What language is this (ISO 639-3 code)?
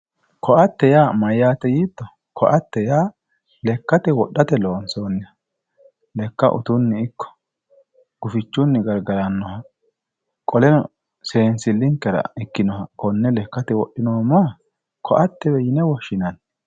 sid